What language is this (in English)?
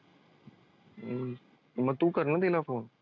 Marathi